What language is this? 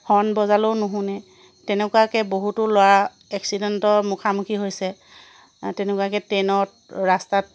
Assamese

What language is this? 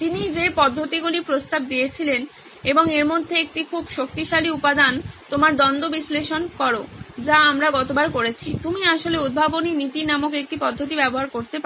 Bangla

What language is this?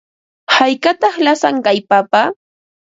Ambo-Pasco Quechua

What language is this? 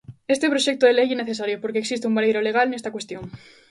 Galician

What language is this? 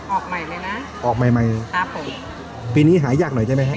Thai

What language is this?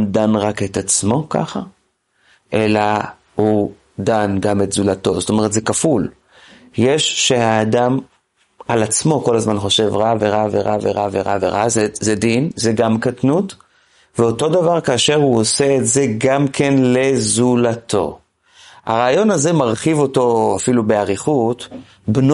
Hebrew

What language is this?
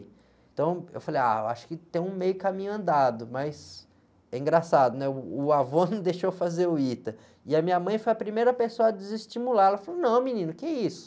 Portuguese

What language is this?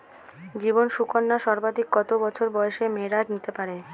Bangla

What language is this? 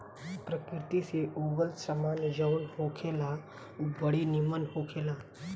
Bhojpuri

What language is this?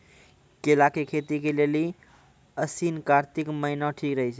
Maithili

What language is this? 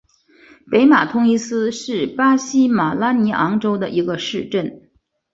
Chinese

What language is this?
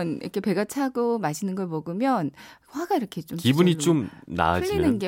Korean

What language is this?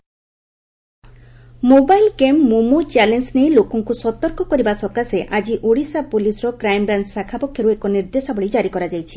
Odia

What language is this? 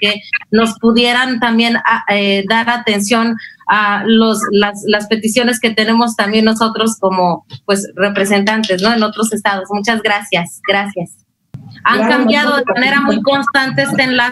Spanish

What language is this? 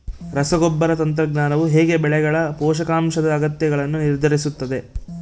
Kannada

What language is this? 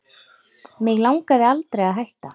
Icelandic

